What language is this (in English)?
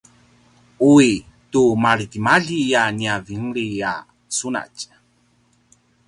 Paiwan